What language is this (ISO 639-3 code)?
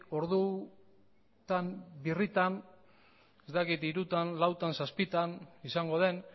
eus